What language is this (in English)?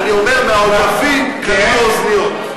Hebrew